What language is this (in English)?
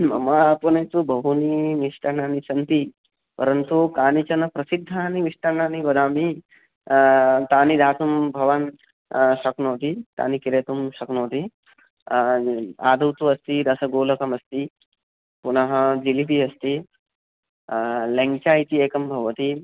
Sanskrit